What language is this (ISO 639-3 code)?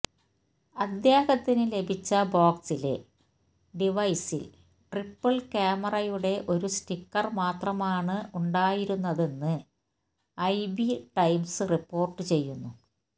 mal